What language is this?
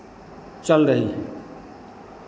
Hindi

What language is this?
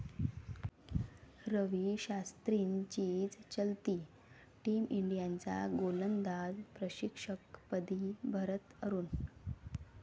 Marathi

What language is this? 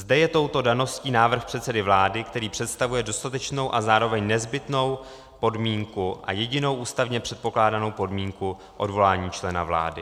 Czech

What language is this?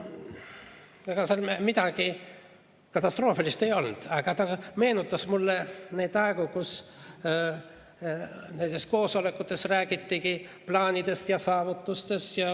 Estonian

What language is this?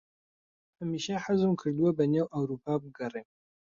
Central Kurdish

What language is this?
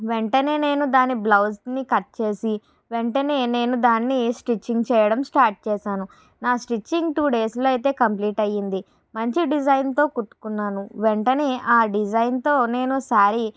Telugu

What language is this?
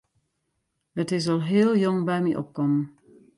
Western Frisian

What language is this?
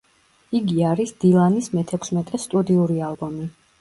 Georgian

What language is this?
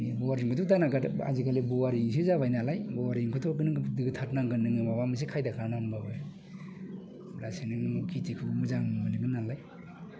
Bodo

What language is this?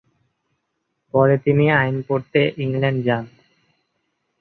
Bangla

